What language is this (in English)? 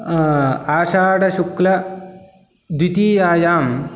Sanskrit